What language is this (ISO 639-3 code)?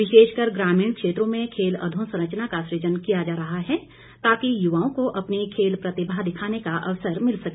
hin